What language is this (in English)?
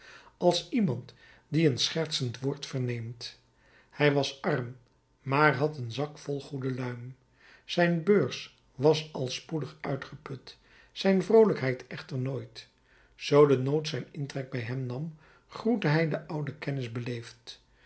Dutch